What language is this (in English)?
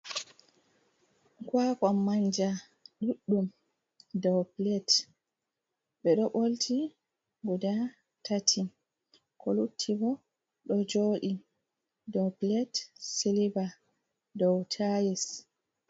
Fula